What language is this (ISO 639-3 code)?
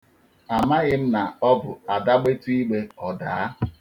ibo